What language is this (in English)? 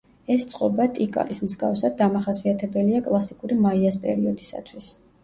Georgian